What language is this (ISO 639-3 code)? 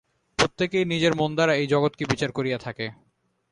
ben